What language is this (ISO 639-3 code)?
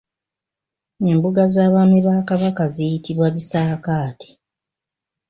lug